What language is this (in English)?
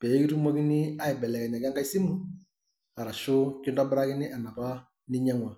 Masai